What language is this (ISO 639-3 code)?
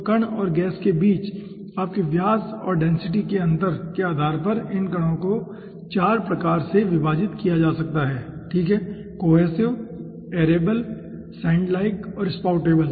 hin